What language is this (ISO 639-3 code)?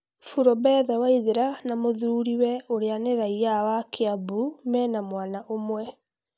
kik